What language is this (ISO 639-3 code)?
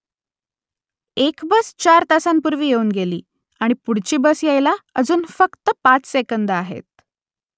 mar